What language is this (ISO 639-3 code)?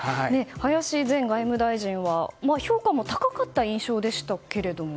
jpn